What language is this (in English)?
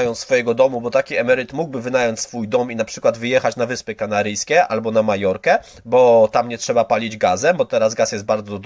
Polish